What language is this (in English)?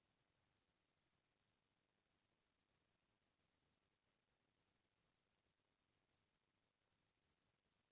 Chhattisgarhi